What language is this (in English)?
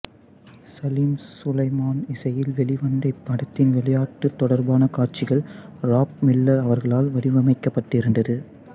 Tamil